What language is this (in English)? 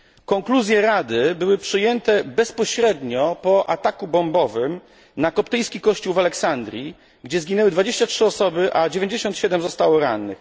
Polish